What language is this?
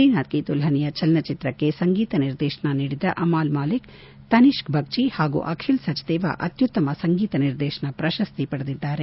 Kannada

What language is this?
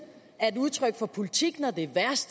Danish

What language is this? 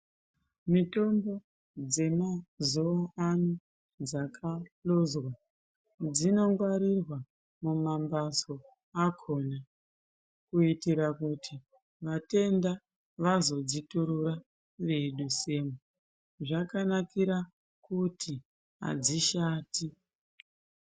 Ndau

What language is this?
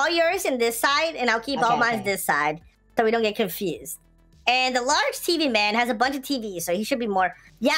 English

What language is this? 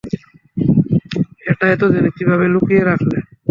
Bangla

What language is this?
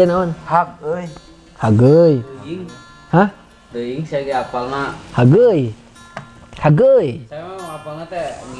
Indonesian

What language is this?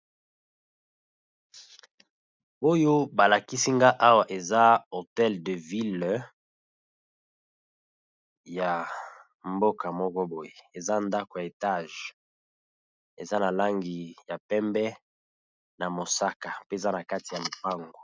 Lingala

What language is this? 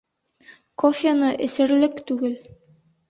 Bashkir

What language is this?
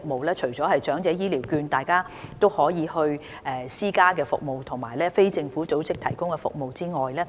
Cantonese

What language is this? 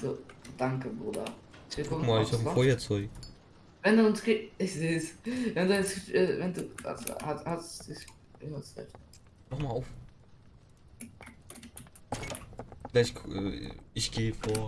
German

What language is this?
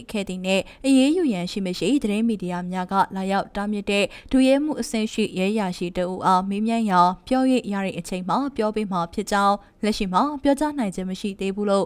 Korean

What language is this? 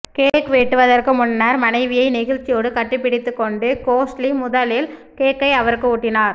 Tamil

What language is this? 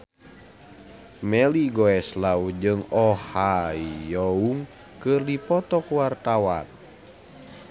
Sundanese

